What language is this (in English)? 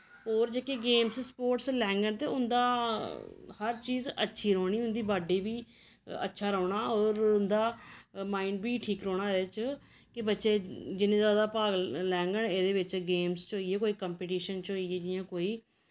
Dogri